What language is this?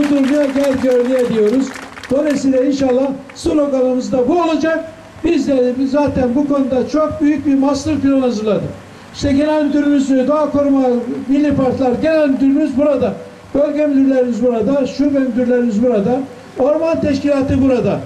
Turkish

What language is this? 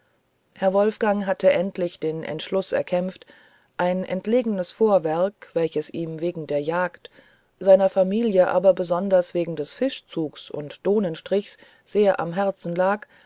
German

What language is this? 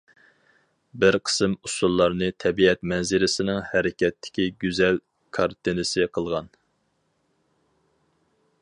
Uyghur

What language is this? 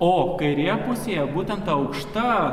Lithuanian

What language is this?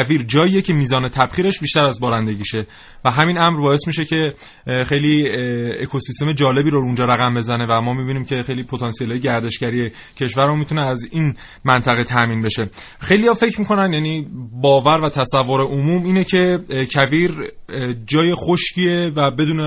Persian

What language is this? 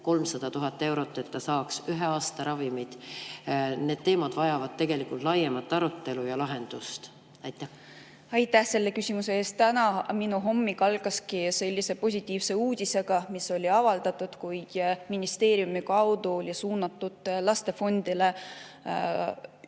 Estonian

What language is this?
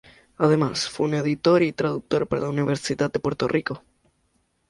Spanish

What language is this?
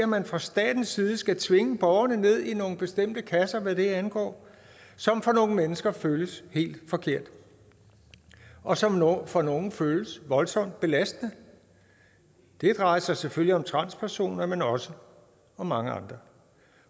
Danish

